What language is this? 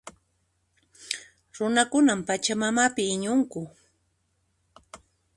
Puno Quechua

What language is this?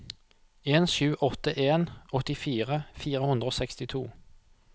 Norwegian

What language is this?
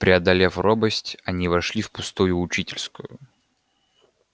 Russian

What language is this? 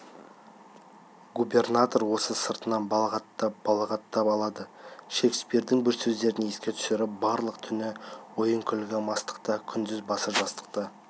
Kazakh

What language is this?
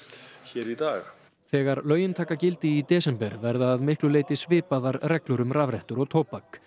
Icelandic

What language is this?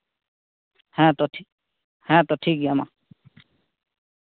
Santali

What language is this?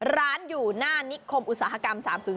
Thai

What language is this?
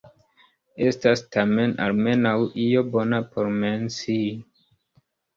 Esperanto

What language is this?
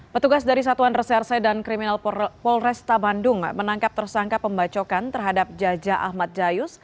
Indonesian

